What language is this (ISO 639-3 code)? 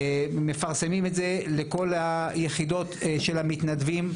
heb